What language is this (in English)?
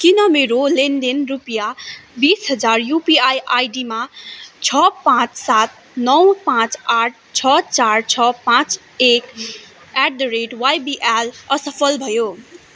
Nepali